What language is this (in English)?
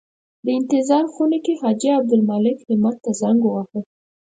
Pashto